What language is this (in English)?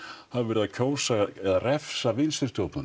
Icelandic